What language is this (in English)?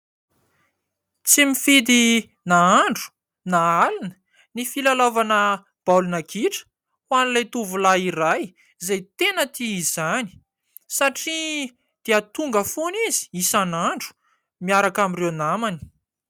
Malagasy